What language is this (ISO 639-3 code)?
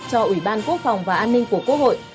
vie